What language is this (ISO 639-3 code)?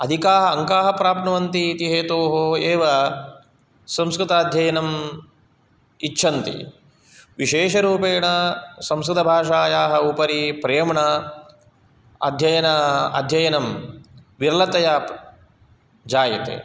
san